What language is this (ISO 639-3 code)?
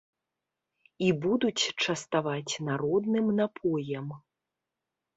bel